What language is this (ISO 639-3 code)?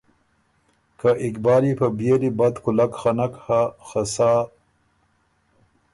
oru